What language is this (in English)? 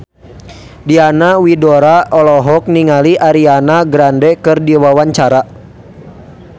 Sundanese